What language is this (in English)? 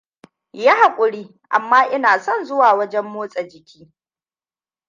Hausa